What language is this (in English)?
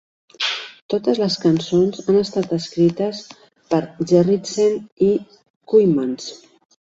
Catalan